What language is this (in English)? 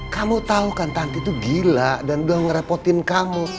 Indonesian